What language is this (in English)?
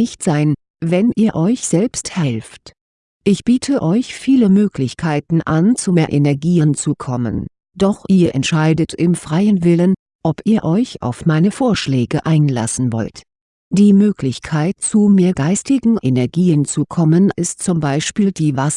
German